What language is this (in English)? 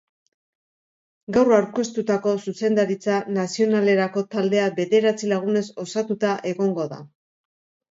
Basque